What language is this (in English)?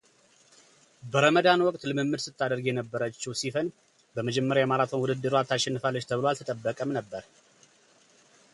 Amharic